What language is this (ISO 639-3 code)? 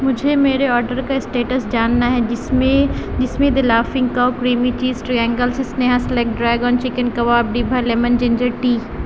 urd